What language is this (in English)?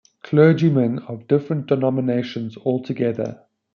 English